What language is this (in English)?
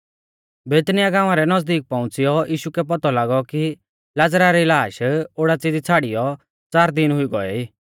Mahasu Pahari